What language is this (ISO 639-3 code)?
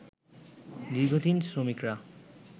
ben